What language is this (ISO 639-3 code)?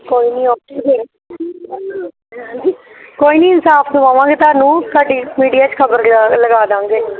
pan